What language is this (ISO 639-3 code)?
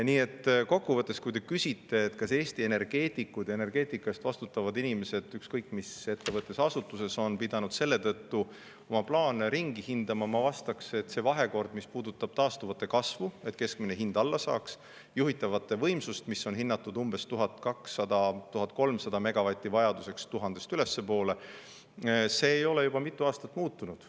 est